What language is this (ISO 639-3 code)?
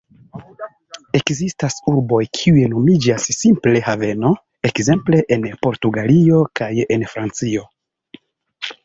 epo